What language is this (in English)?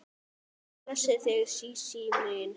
Icelandic